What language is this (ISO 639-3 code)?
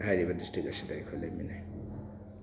mni